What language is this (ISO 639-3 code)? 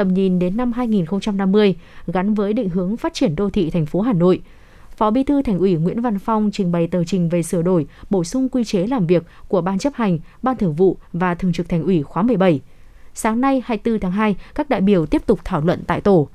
vie